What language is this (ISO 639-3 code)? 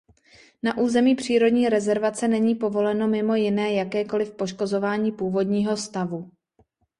ces